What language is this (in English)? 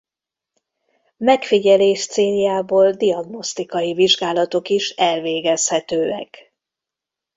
Hungarian